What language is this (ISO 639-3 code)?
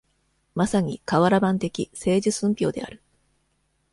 jpn